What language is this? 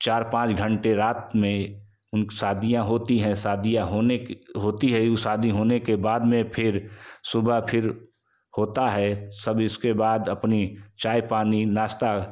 Hindi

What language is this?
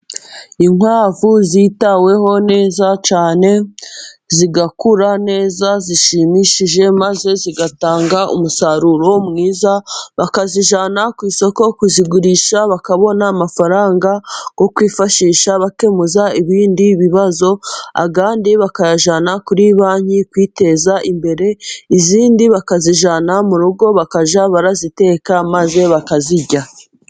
Kinyarwanda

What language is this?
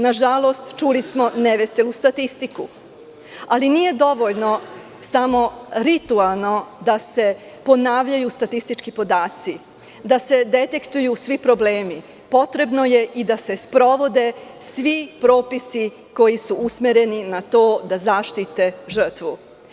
Serbian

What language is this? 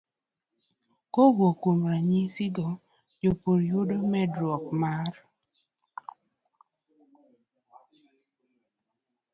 Luo (Kenya and Tanzania)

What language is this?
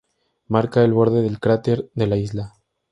Spanish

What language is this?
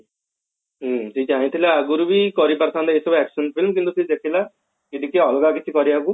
Odia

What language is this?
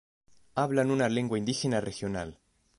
Spanish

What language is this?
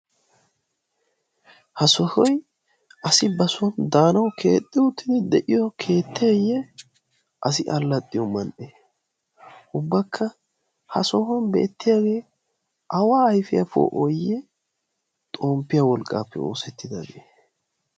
Wolaytta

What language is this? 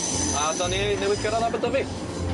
Welsh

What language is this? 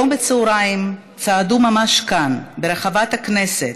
Hebrew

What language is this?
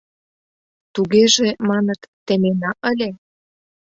Mari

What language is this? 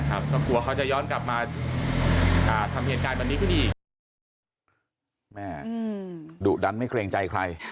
Thai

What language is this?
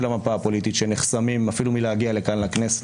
Hebrew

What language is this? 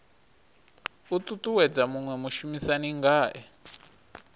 Venda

